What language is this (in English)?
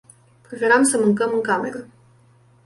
Romanian